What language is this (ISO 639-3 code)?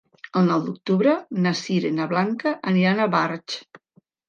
cat